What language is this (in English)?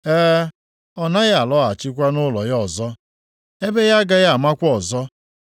Igbo